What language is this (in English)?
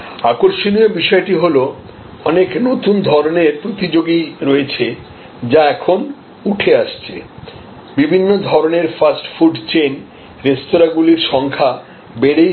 Bangla